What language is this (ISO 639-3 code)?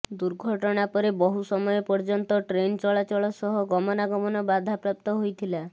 ori